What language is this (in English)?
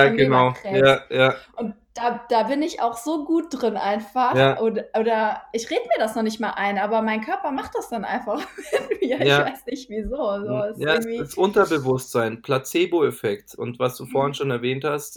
German